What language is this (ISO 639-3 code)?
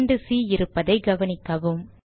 tam